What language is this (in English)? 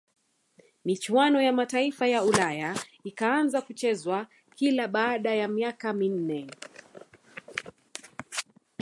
Swahili